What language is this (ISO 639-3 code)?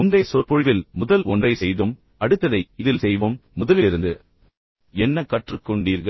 tam